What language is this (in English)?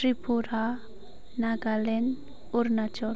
Bodo